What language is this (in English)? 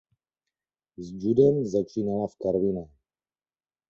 Czech